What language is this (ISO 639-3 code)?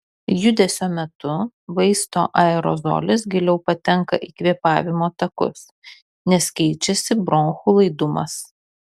lit